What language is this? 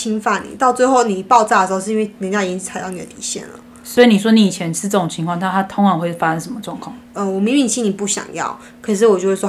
Chinese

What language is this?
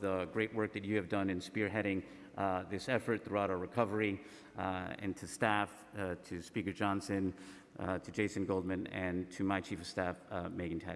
English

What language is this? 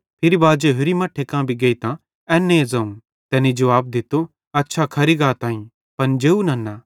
Bhadrawahi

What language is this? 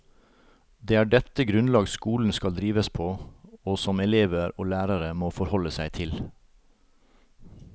Norwegian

